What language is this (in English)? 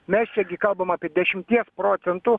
Lithuanian